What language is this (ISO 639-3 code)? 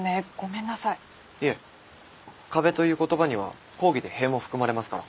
jpn